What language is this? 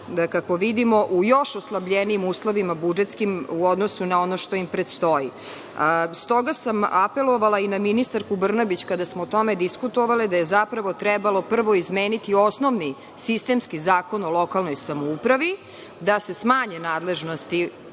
Serbian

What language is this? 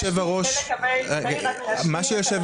Hebrew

